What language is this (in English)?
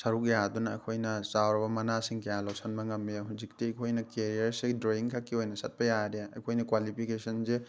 Manipuri